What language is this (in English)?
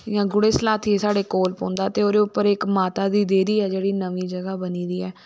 Dogri